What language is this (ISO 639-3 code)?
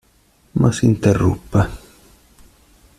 ita